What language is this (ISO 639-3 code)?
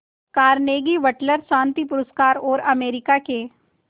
hin